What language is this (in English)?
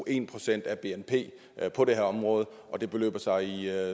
Danish